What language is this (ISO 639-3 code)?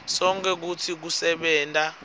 ssw